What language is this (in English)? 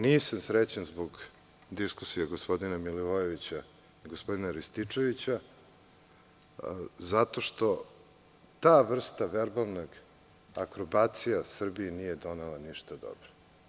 Serbian